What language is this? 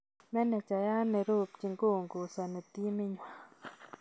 Kalenjin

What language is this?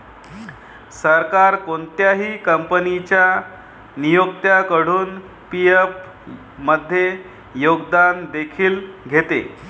Marathi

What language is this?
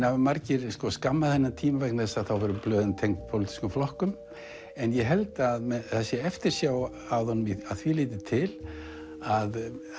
Icelandic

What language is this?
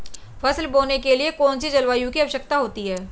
Hindi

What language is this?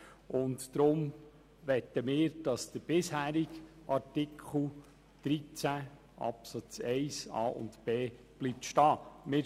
Swiss German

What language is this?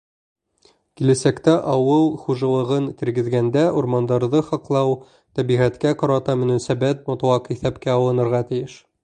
Bashkir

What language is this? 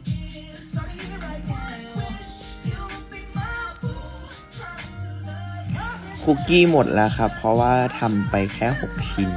Thai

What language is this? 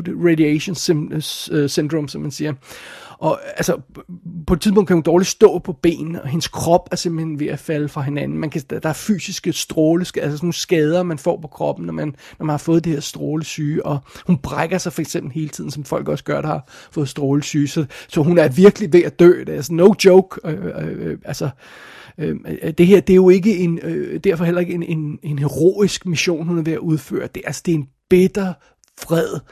Danish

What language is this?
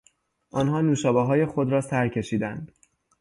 Persian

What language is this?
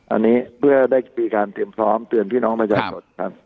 Thai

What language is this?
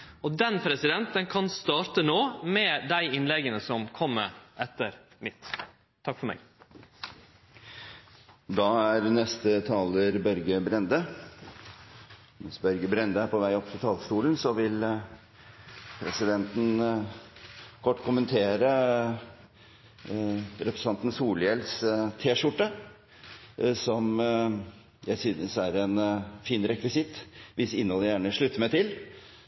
Norwegian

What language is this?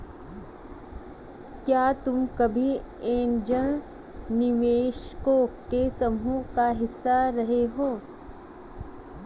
Hindi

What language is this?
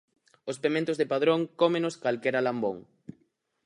Galician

